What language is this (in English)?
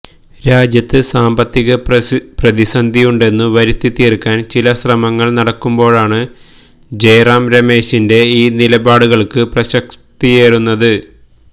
Malayalam